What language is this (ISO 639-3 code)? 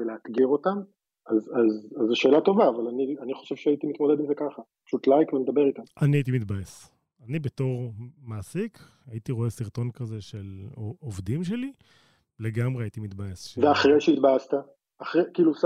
heb